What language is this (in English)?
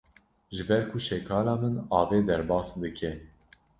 Kurdish